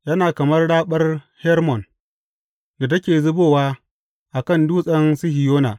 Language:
Hausa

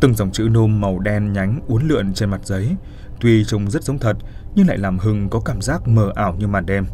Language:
Vietnamese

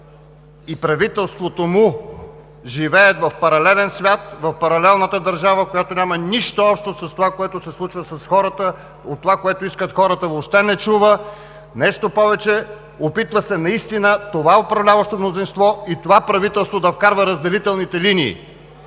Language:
Bulgarian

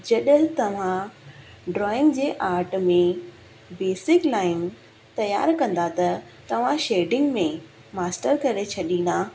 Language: Sindhi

